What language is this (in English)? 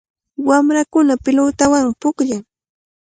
Cajatambo North Lima Quechua